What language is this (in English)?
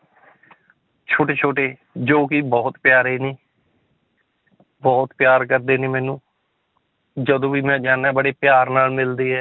Punjabi